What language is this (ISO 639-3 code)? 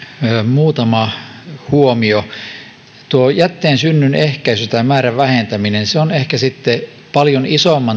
fin